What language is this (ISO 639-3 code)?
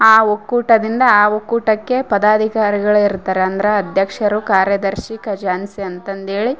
kan